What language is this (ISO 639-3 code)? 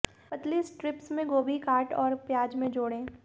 hin